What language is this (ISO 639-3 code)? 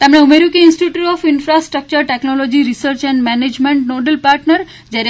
guj